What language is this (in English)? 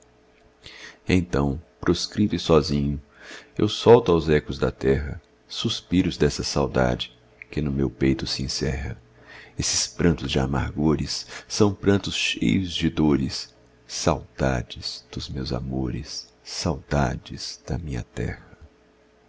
Portuguese